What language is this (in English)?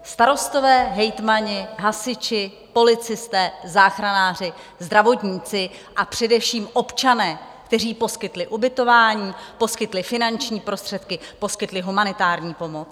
Czech